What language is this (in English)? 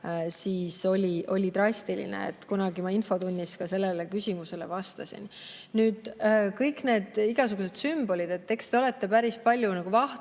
Estonian